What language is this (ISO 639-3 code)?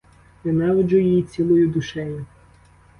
ukr